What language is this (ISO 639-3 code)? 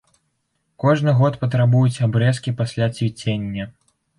bel